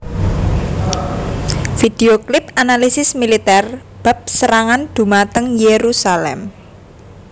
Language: Javanese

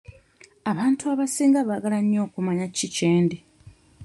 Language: Ganda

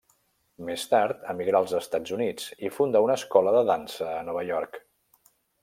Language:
Catalan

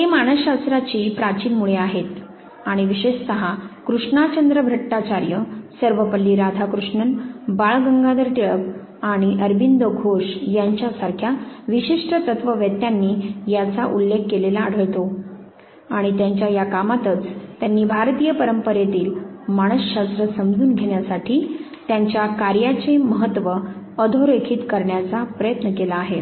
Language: Marathi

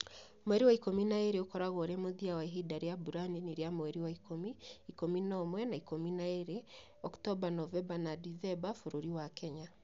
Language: Kikuyu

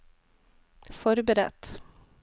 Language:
Norwegian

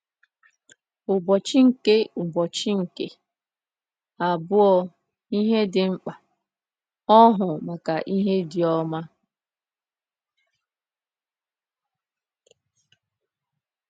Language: Igbo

